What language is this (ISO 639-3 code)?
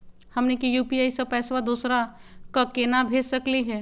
mag